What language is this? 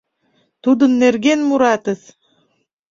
Mari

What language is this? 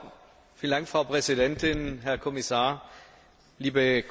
German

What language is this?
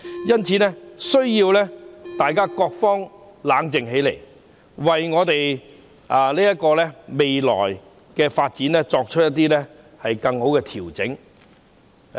Cantonese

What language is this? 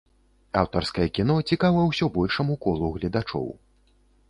Belarusian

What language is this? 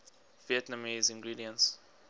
English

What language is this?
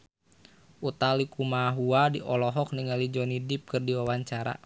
Sundanese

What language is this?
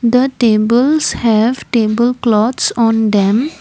English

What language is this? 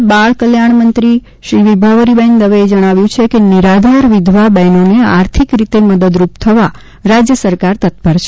Gujarati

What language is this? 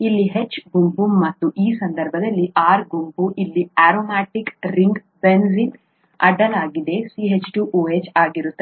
Kannada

